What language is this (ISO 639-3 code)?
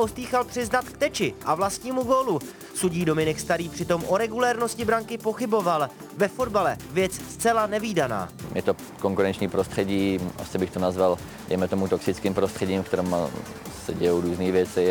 ces